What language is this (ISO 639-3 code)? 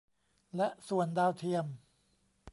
tha